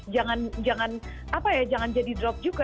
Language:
Indonesian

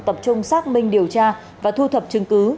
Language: Vietnamese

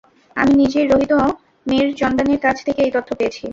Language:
Bangla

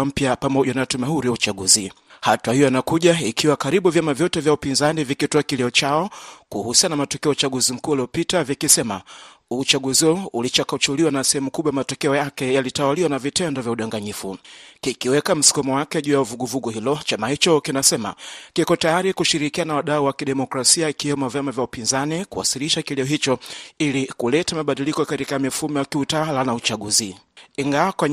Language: Swahili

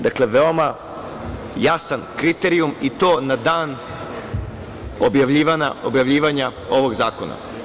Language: Serbian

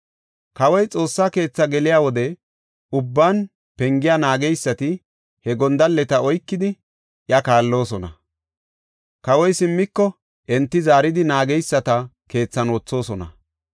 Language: Gofa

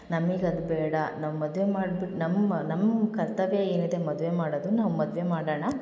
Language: Kannada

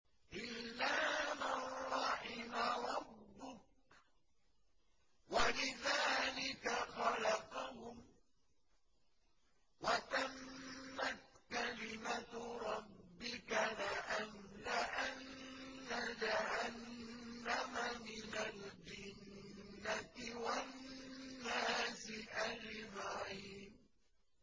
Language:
Arabic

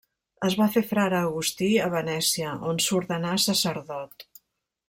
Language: Catalan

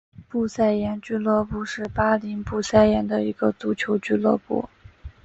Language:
Chinese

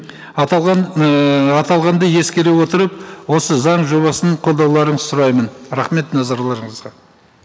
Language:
Kazakh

